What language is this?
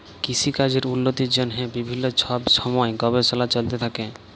Bangla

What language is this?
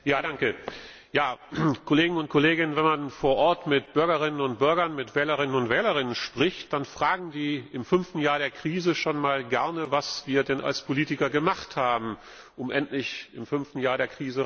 German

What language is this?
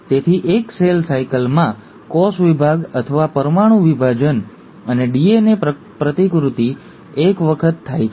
Gujarati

